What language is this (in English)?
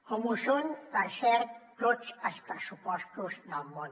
Catalan